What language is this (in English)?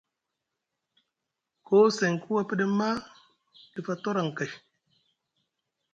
Musgu